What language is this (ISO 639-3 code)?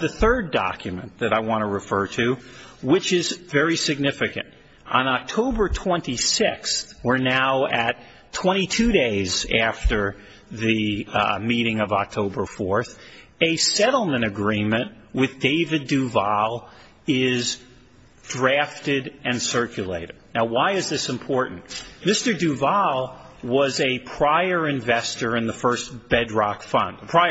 eng